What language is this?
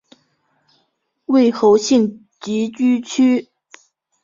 Chinese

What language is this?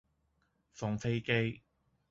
Cantonese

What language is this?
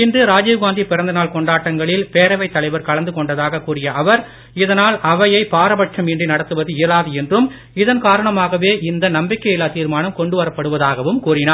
Tamil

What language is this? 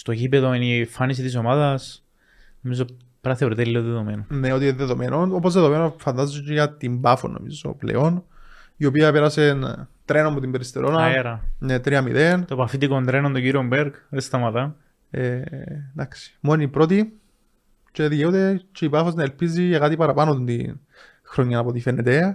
Greek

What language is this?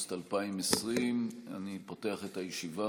Hebrew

